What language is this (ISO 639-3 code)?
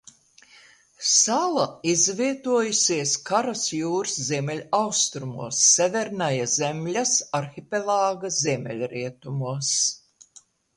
lav